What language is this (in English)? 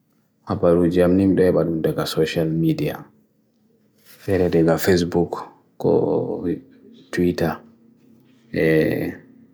Bagirmi Fulfulde